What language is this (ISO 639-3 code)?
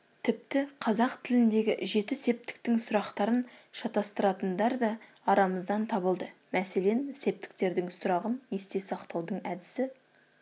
kaz